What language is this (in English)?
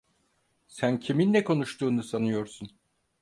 Turkish